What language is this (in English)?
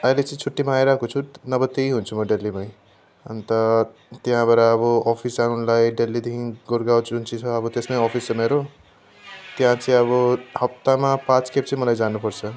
Nepali